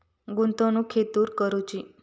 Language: Marathi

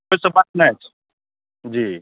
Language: Maithili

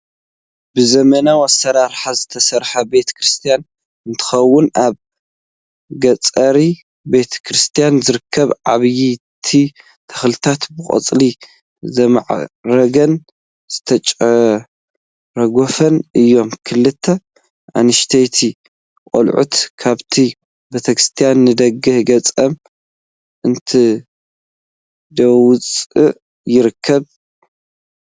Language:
Tigrinya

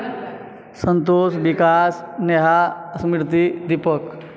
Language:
Maithili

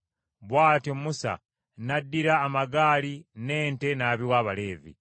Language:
Ganda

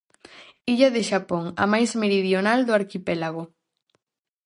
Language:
Galician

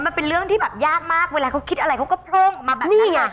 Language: Thai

